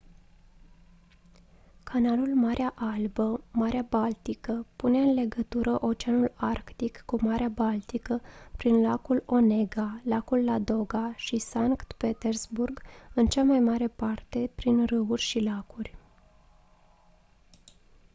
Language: Romanian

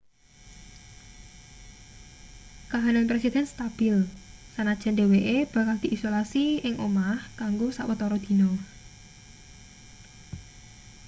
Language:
Javanese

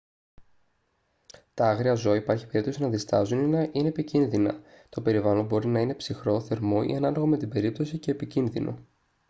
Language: Greek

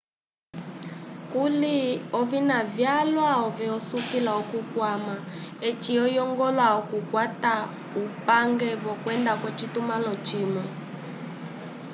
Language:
Umbundu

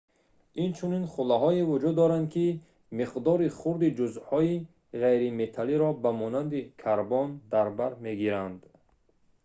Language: Tajik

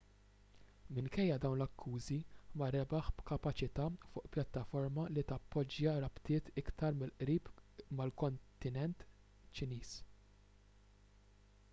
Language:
Maltese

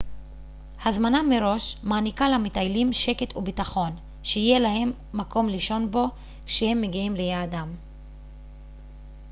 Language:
Hebrew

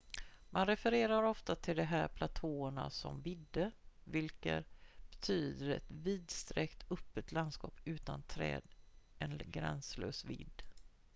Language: Swedish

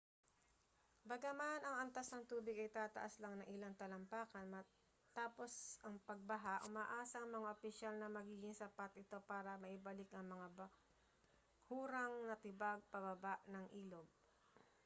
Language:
Filipino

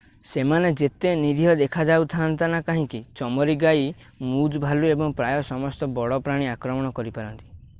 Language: Odia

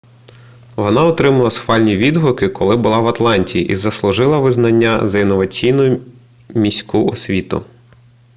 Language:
Ukrainian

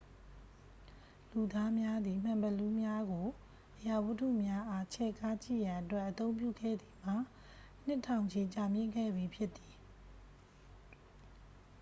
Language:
Burmese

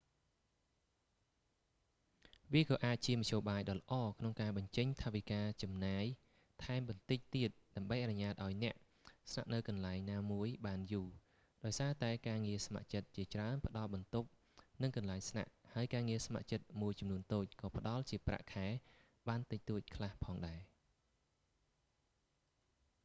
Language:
Khmer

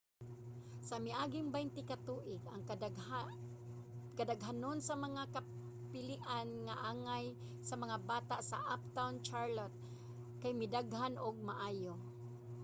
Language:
Cebuano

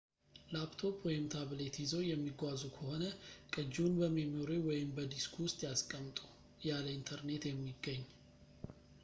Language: Amharic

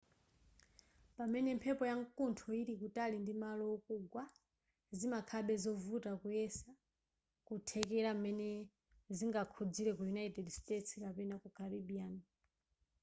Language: Nyanja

